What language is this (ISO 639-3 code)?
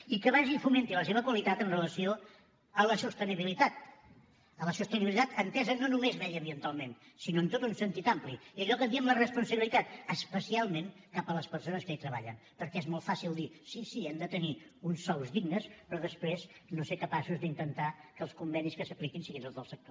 cat